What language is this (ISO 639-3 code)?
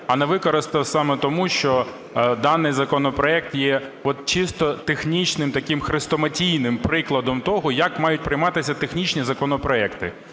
ukr